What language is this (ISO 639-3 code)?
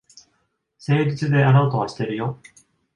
jpn